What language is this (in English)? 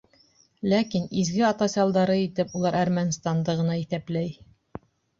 Bashkir